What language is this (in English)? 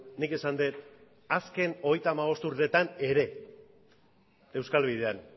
Basque